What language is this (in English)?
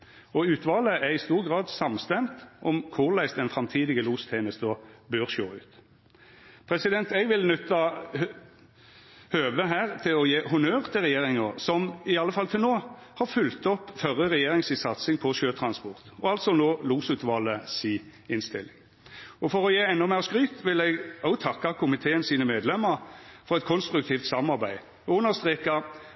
Norwegian Nynorsk